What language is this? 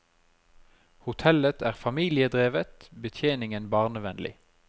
Norwegian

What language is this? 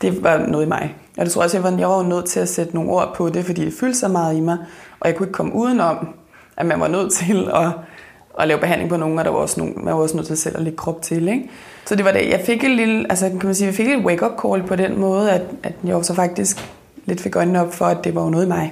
Danish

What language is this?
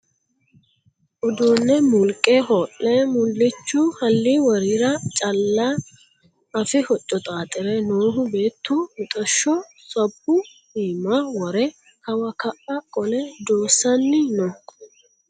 Sidamo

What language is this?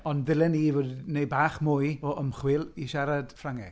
Welsh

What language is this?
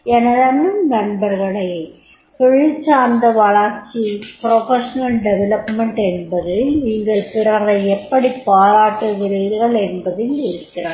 Tamil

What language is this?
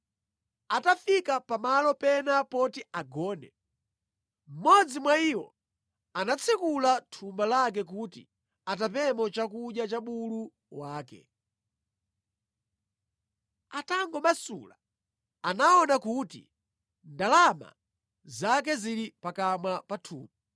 Nyanja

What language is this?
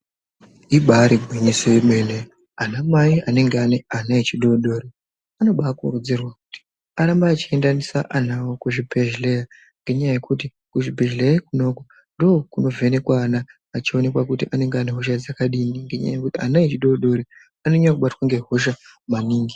Ndau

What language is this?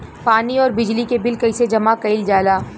Bhojpuri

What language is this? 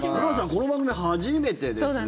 Japanese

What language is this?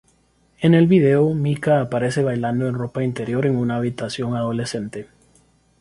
Spanish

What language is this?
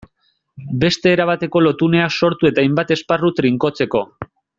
Basque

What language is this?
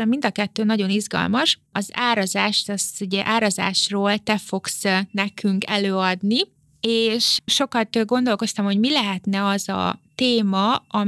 Hungarian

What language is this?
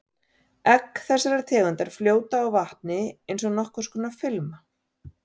Icelandic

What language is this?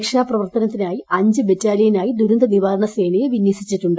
Malayalam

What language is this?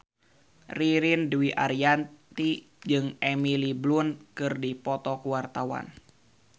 Sundanese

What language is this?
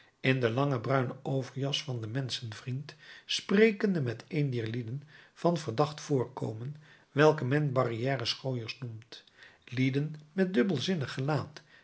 Dutch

